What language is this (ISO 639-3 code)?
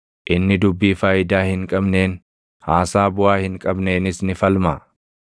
orm